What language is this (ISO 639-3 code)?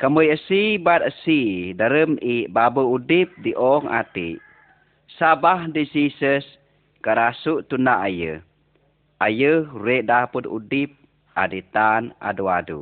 msa